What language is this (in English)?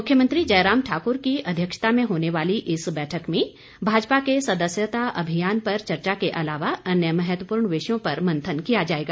Hindi